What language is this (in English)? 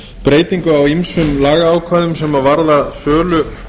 Icelandic